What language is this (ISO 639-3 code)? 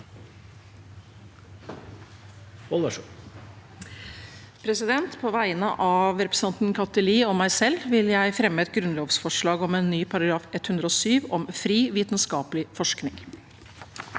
nor